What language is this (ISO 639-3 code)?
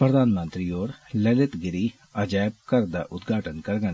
doi